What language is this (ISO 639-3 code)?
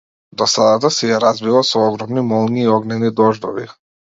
mkd